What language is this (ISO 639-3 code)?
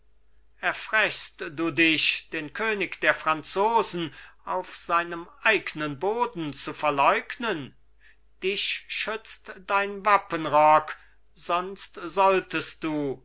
deu